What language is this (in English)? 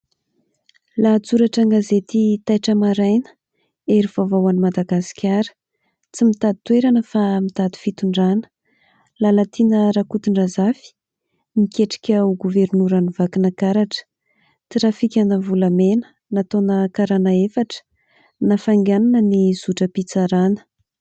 Malagasy